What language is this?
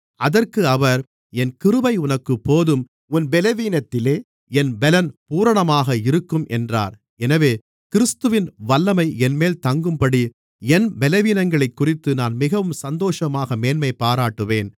Tamil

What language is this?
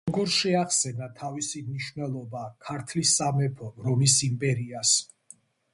Georgian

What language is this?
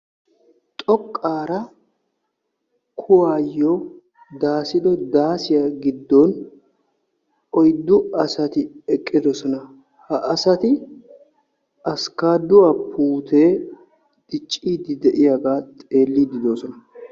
Wolaytta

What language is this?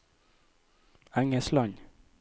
Norwegian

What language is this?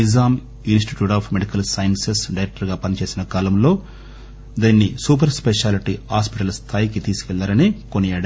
Telugu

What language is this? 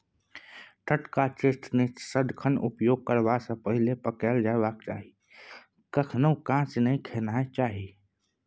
Maithili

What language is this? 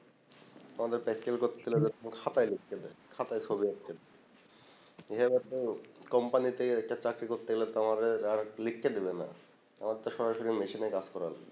Bangla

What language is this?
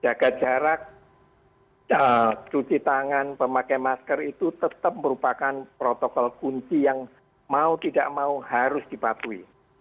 Indonesian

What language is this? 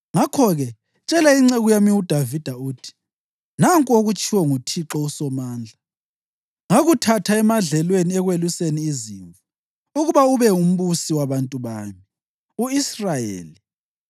North Ndebele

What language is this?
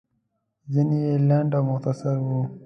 Pashto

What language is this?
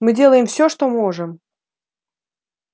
Russian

